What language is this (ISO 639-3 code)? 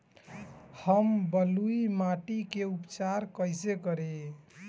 bho